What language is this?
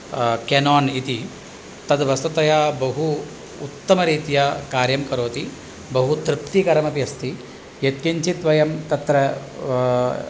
Sanskrit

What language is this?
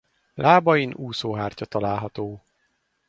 Hungarian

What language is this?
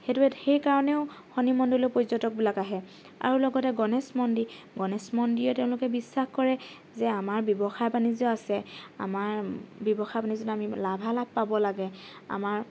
Assamese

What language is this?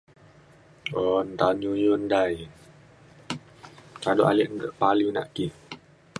Mainstream Kenyah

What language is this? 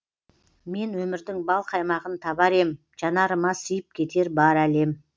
Kazakh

